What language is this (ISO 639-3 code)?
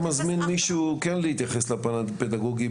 heb